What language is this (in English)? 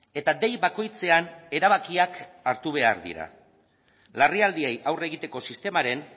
Basque